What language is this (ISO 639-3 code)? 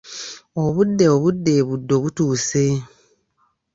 lug